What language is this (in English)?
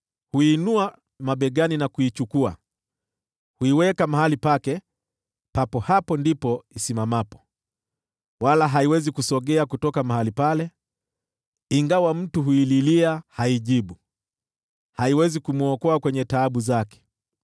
Swahili